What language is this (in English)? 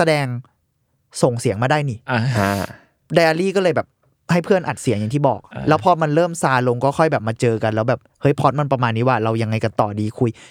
Thai